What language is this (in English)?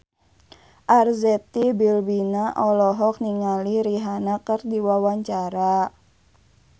Sundanese